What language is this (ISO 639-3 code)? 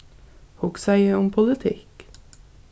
fao